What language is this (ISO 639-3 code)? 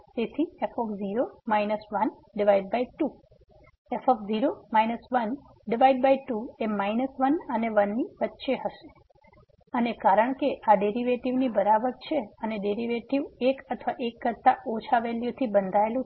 guj